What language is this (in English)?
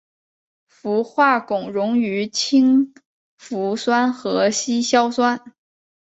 Chinese